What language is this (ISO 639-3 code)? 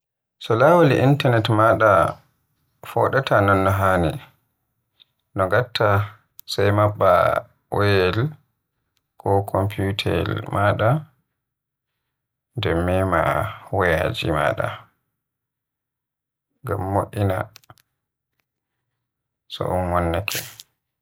fuh